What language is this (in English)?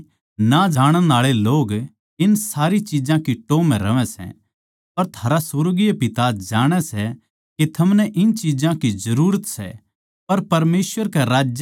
Haryanvi